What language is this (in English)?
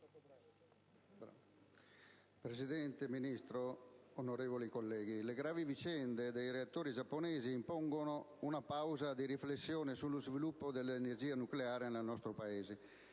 Italian